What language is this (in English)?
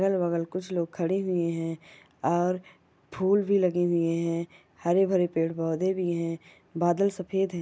Magahi